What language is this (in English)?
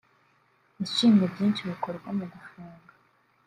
Kinyarwanda